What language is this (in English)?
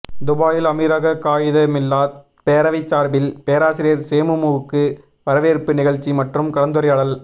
Tamil